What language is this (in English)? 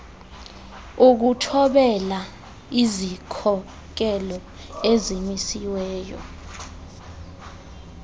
Xhosa